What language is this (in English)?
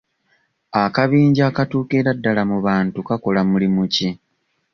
Ganda